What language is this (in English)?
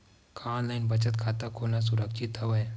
Chhattisgarhi